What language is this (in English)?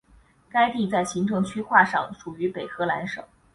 Chinese